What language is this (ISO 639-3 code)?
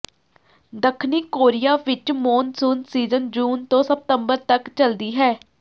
pan